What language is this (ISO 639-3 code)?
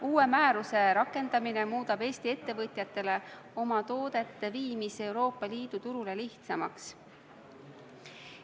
est